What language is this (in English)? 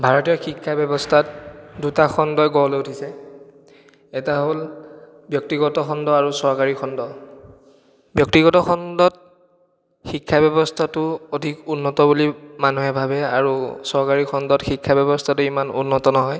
Assamese